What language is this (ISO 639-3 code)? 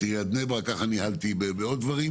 heb